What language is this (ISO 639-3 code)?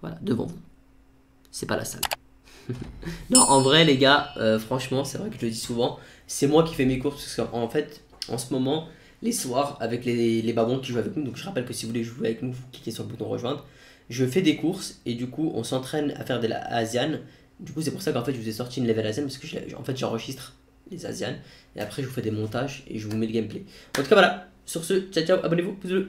fra